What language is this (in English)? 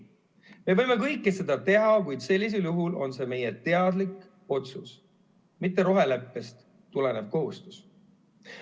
Estonian